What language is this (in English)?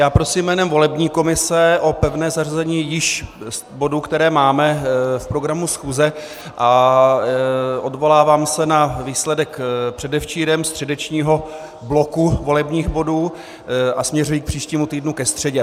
Czech